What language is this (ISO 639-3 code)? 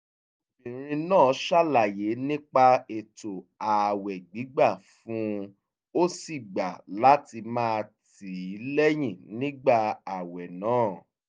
yor